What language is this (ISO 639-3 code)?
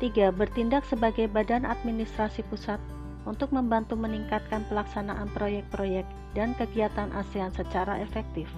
ind